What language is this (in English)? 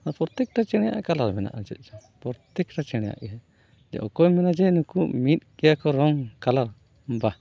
Santali